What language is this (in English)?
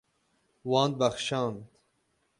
Kurdish